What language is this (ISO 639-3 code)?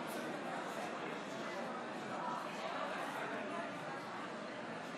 heb